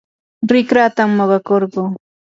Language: Yanahuanca Pasco Quechua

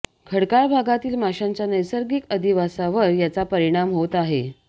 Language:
Marathi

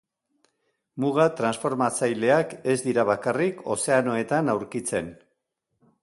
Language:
Basque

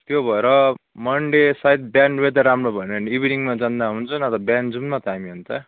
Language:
Nepali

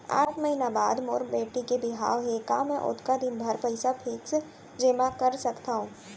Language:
Chhattisgarhi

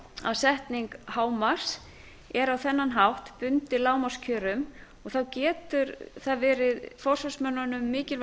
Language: Icelandic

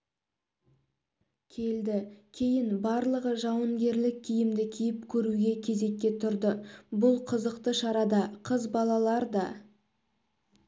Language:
Kazakh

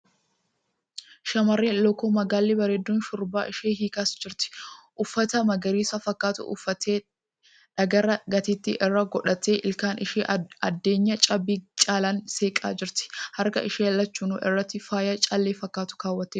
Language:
Oromo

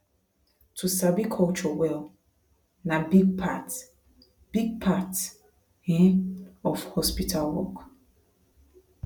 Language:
Nigerian Pidgin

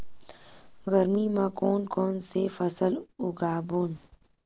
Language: Chhattisgarhi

